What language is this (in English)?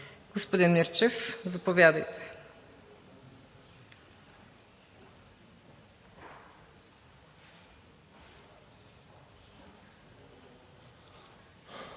Bulgarian